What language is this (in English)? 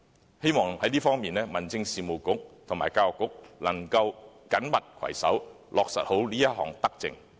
Cantonese